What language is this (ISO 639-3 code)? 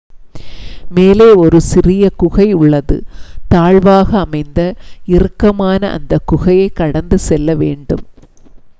tam